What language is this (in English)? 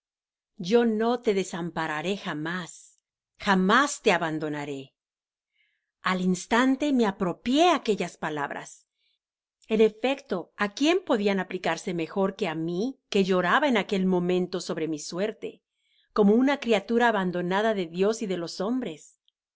Spanish